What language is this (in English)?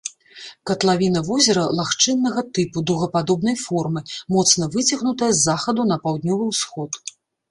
Belarusian